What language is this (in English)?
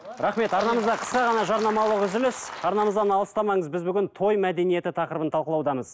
Kazakh